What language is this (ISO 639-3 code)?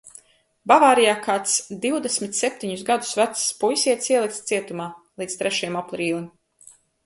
lav